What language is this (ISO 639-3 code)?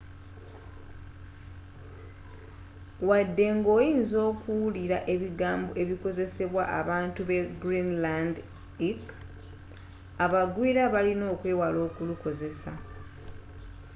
lug